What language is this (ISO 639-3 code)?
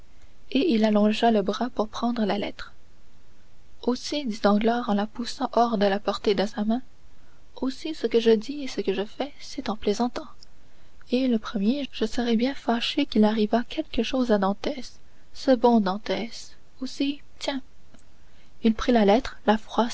fra